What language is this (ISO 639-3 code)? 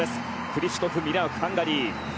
jpn